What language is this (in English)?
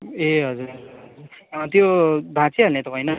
Nepali